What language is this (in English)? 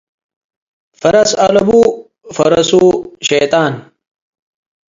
Tigre